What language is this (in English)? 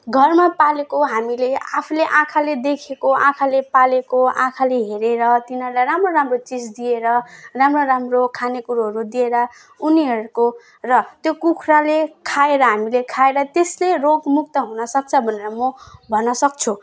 Nepali